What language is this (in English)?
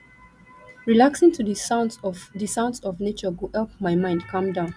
Nigerian Pidgin